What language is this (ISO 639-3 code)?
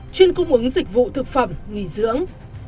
vie